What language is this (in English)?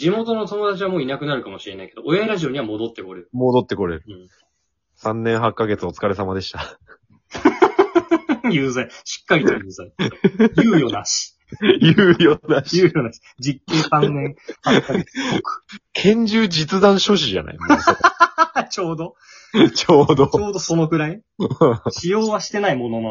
Japanese